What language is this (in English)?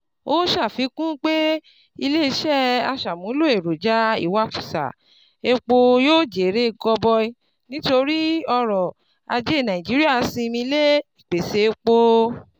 Yoruba